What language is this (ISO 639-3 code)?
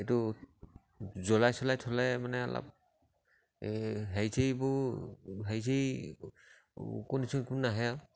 asm